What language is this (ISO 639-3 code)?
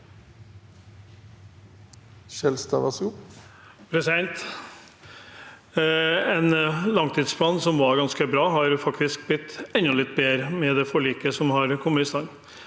nor